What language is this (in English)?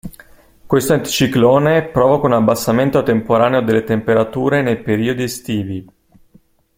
Italian